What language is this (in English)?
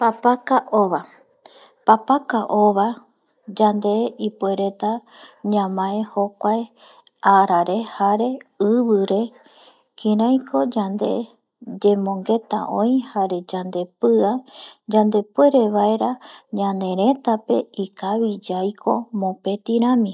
Eastern Bolivian Guaraní